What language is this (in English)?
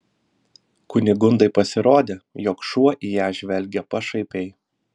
Lithuanian